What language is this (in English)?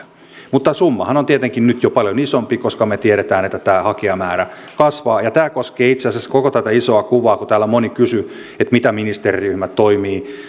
Finnish